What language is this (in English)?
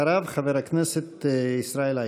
Hebrew